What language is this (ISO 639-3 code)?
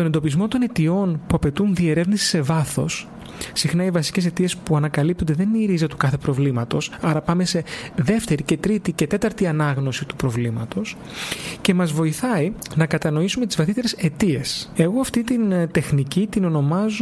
ell